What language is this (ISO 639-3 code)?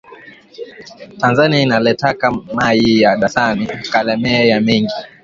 swa